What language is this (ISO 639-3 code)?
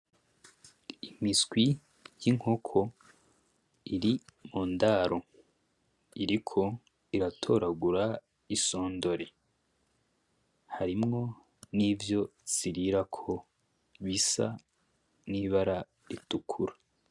run